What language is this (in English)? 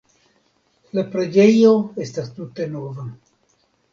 Esperanto